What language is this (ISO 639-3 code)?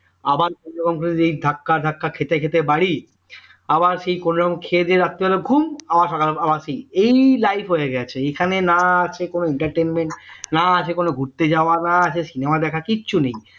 ben